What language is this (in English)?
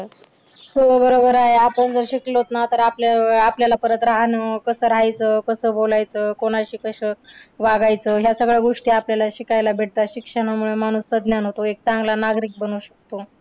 Marathi